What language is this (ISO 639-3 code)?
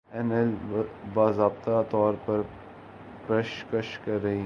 urd